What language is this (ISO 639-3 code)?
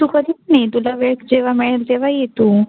mar